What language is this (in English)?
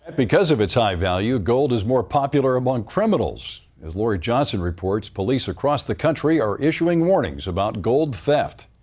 English